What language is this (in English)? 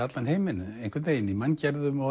Icelandic